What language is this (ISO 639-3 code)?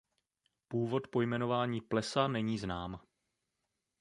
ces